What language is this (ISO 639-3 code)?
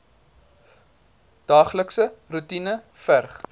afr